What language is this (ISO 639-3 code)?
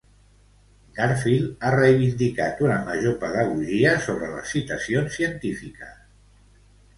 cat